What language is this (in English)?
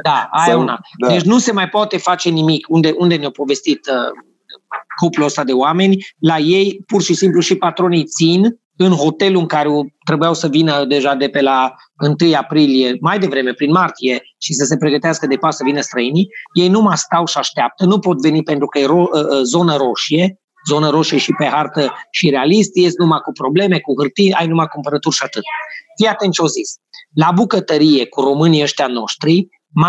Romanian